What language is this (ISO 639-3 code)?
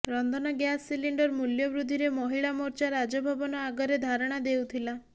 ori